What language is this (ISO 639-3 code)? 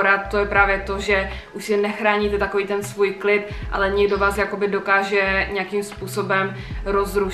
ces